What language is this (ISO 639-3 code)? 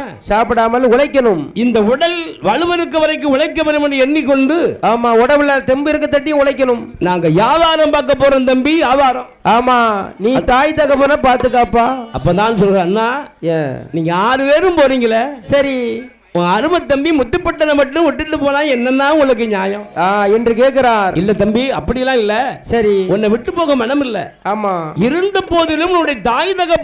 ara